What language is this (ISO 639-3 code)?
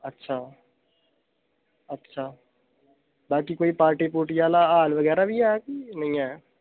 doi